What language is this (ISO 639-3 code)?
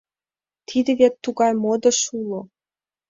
chm